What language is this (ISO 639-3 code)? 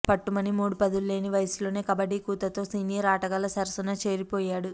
tel